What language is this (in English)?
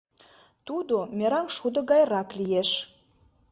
Mari